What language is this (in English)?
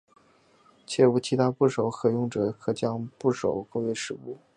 Chinese